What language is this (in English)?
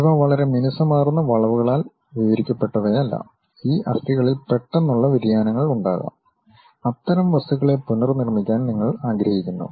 Malayalam